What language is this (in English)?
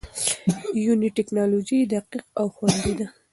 Pashto